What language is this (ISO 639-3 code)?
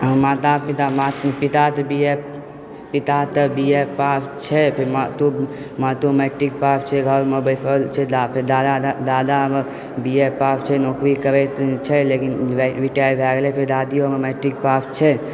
mai